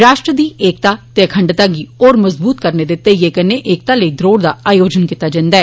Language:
Dogri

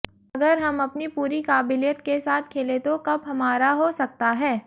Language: Hindi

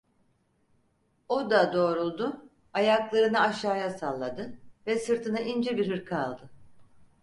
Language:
Turkish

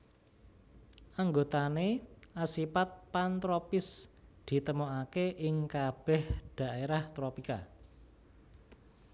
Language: Javanese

